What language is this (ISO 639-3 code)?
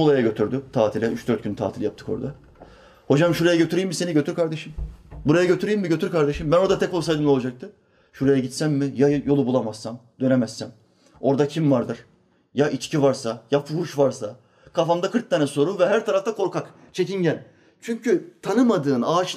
tur